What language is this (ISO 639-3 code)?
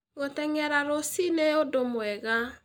kik